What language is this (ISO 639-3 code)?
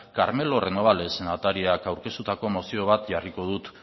eus